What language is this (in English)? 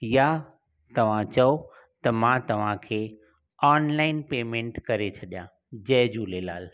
Sindhi